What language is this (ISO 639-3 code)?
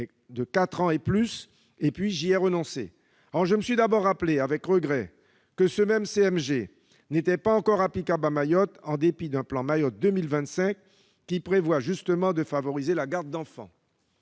fra